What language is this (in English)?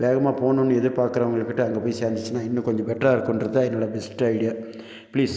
Tamil